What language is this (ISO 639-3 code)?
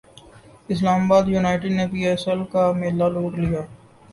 urd